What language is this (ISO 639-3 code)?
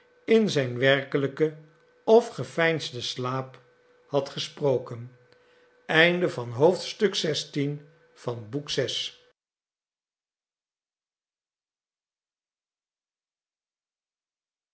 nld